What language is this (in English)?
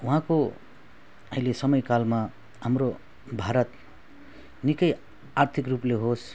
Nepali